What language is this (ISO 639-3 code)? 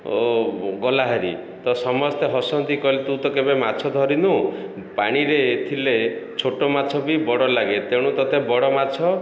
ori